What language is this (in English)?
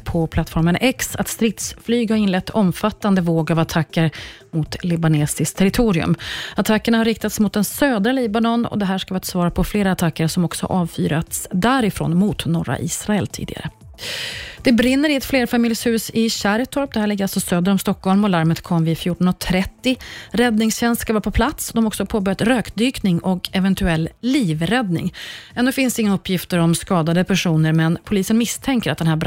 Swedish